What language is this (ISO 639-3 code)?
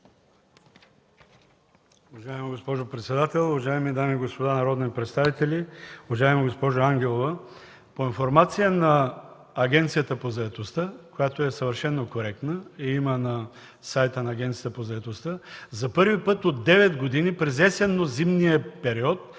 bul